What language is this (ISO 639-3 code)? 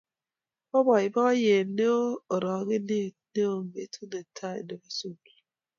kln